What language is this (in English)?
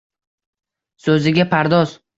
Uzbek